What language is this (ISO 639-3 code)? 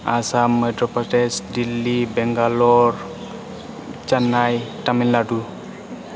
brx